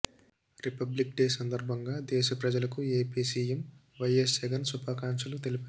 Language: Telugu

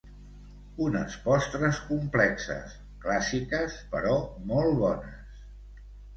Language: Catalan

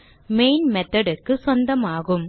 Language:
Tamil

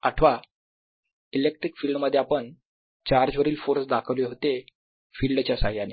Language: Marathi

